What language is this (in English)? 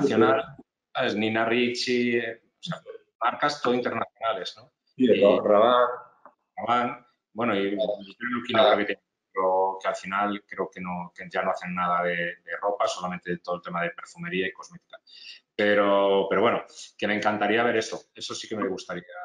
Spanish